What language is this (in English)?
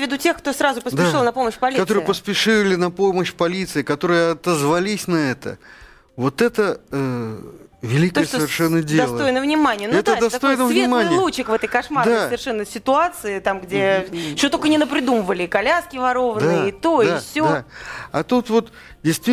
Russian